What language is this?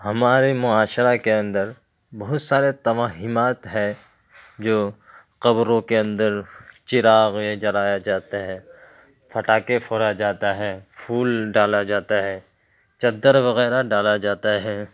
Urdu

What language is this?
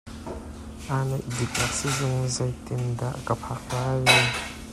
Hakha Chin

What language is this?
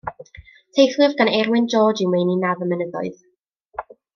Welsh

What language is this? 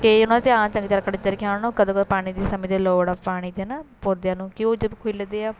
Punjabi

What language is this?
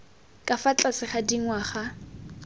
Tswana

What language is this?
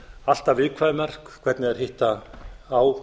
Icelandic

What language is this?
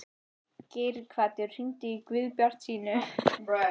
Icelandic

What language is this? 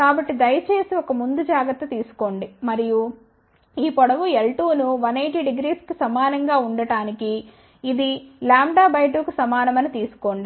Telugu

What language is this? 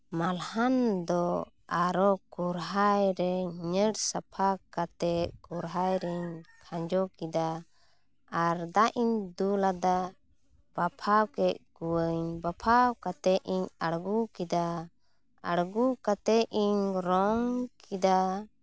Santali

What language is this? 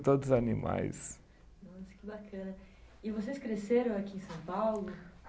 Portuguese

